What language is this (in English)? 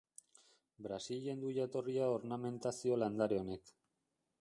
Basque